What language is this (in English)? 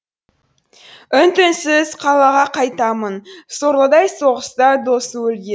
Kazakh